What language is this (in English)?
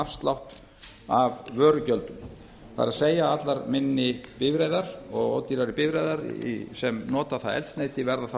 Icelandic